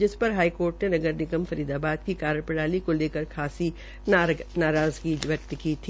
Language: Hindi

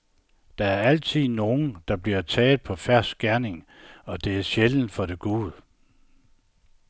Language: Danish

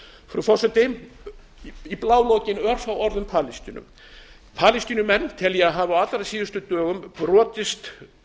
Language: Icelandic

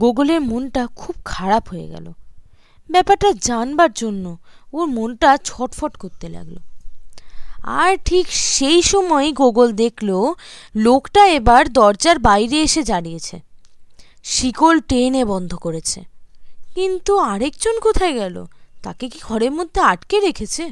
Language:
Bangla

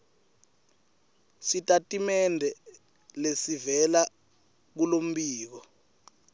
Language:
Swati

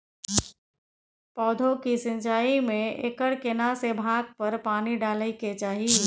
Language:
Maithili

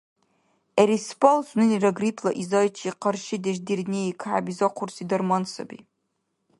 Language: Dargwa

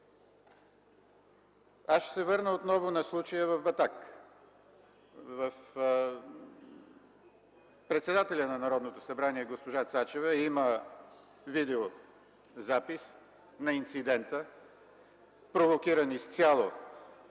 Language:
Bulgarian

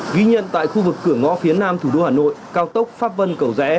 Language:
Vietnamese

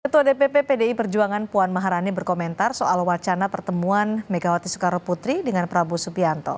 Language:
Indonesian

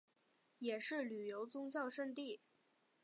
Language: Chinese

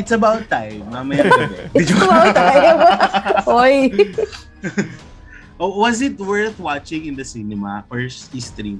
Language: Filipino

